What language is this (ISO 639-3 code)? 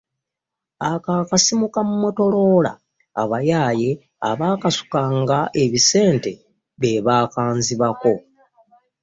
lug